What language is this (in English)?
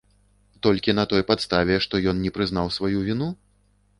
Belarusian